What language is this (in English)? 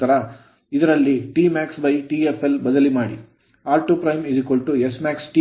Kannada